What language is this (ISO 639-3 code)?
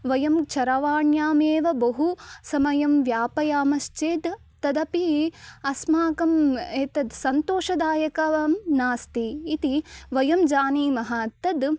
san